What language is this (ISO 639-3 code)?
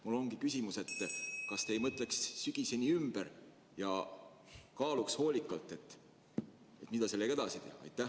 est